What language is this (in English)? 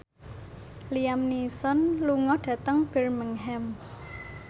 Javanese